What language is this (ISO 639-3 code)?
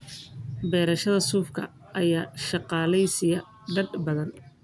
som